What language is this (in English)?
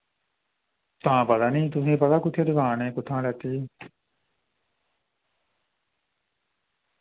Dogri